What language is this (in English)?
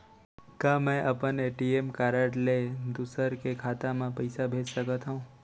Chhattisgarhi